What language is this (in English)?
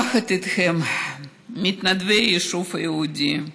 Hebrew